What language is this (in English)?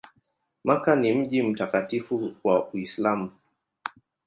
Swahili